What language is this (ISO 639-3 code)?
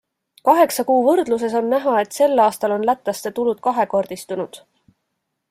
est